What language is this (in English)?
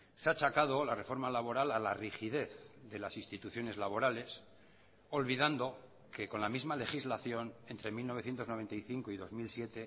Spanish